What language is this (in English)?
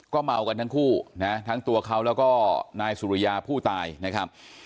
Thai